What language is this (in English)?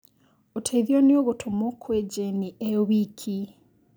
Kikuyu